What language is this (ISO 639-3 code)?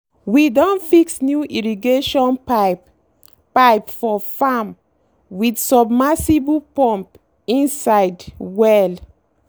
pcm